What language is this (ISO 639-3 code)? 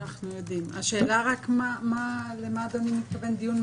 heb